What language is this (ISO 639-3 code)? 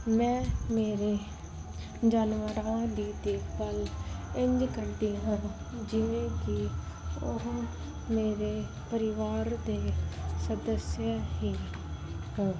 pan